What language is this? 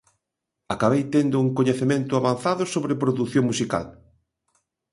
Galician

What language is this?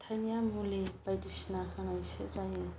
Bodo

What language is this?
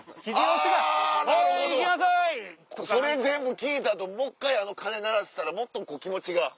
Japanese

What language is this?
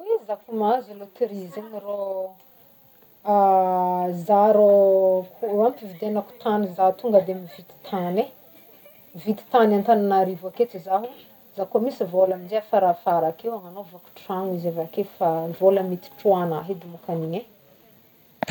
Northern Betsimisaraka Malagasy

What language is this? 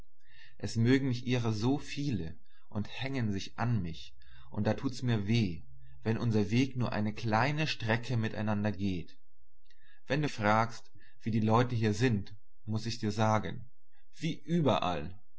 German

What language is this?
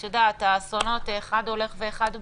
Hebrew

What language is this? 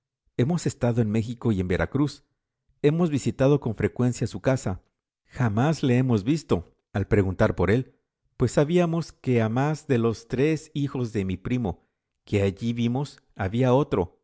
Spanish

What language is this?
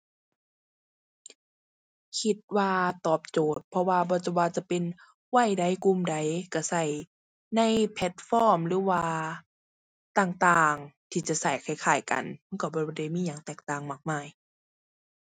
Thai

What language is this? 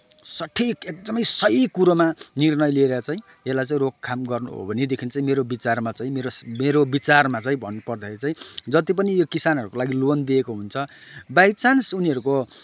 Nepali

